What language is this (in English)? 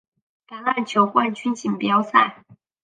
Chinese